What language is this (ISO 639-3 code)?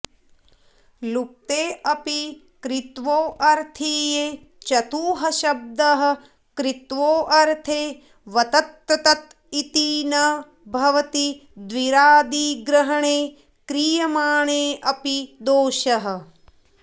san